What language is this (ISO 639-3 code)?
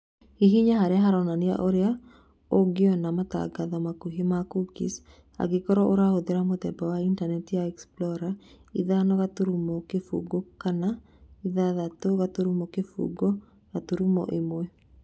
kik